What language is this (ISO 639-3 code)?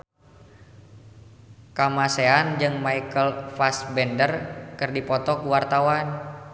sun